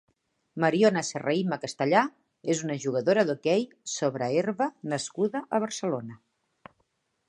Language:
Catalan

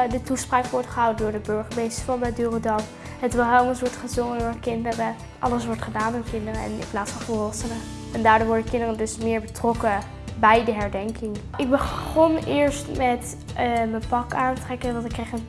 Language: Dutch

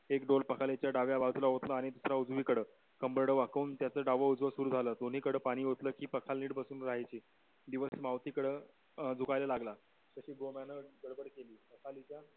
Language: Marathi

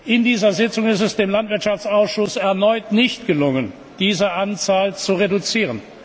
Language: German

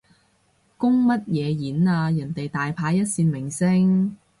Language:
Cantonese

